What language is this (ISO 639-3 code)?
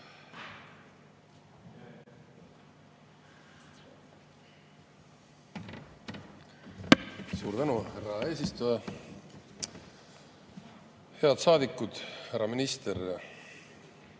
est